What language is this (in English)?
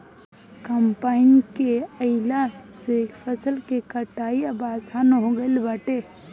Bhojpuri